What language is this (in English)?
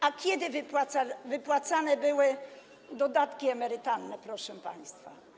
Polish